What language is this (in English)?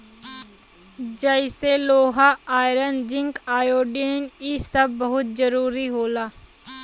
Bhojpuri